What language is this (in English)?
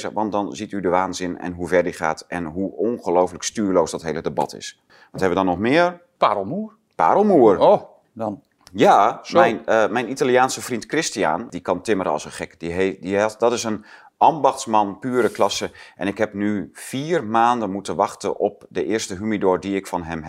Dutch